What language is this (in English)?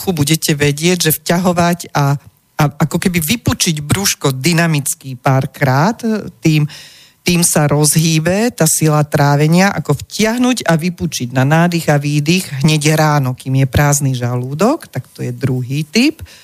Slovak